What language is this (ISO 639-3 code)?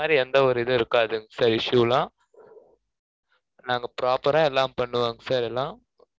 tam